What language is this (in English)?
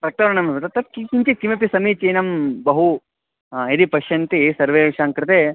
Sanskrit